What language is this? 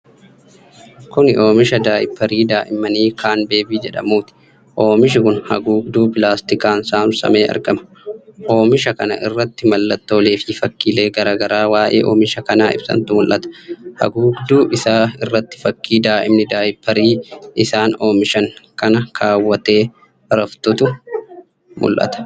Oromo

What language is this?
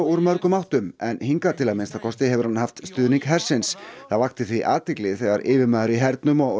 Icelandic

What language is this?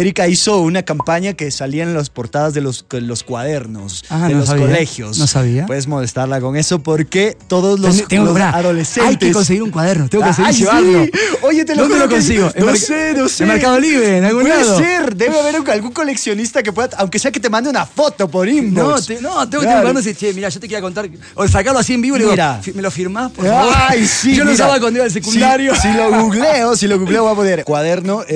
Spanish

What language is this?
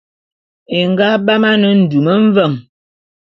Bulu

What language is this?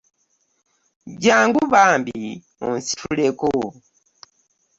Ganda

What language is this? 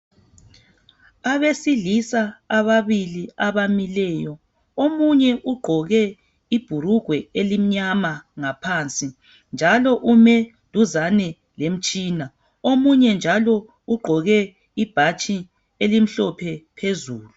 North Ndebele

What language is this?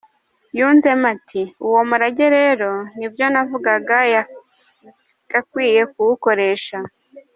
Kinyarwanda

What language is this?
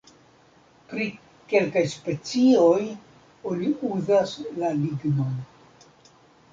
Esperanto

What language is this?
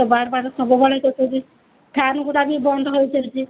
Odia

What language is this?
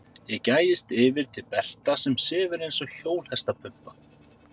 Icelandic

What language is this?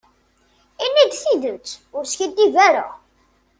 Kabyle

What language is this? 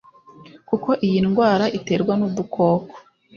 Kinyarwanda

